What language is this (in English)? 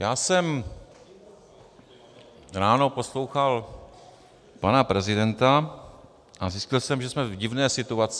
Czech